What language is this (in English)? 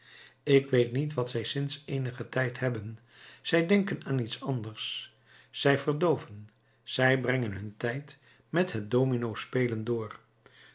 Dutch